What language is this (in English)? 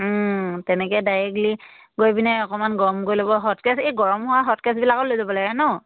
Assamese